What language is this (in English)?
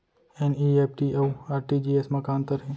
Chhattisgarhi